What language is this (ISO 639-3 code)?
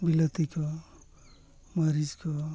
sat